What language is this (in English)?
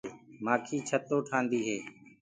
Gurgula